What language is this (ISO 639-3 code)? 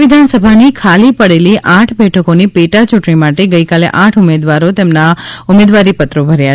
guj